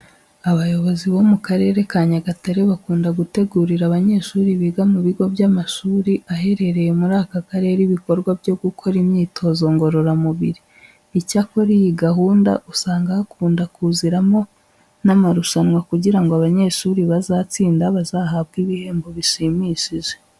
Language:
Kinyarwanda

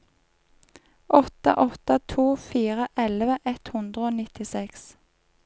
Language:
Norwegian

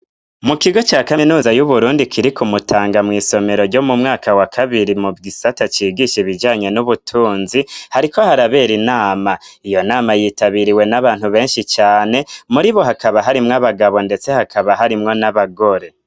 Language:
Rundi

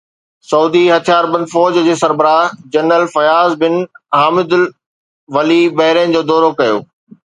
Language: Sindhi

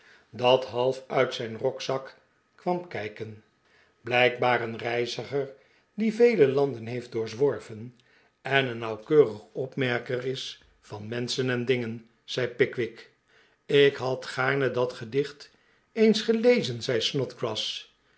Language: Dutch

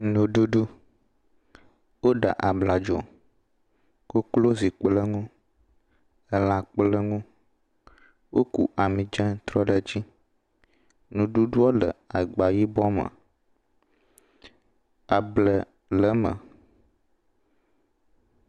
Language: Ewe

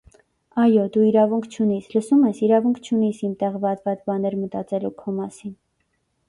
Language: Armenian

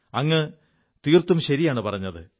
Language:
Malayalam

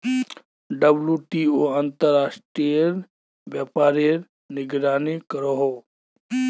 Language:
Magahi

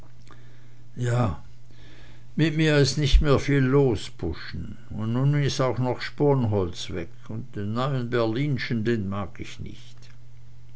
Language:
German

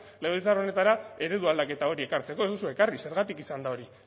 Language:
Basque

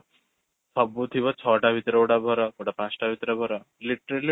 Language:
Odia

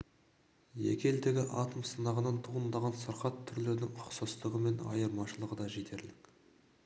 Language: Kazakh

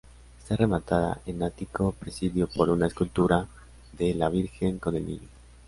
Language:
Spanish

